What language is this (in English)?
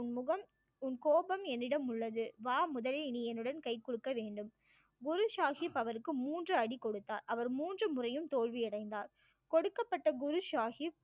Tamil